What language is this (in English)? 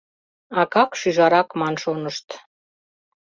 Mari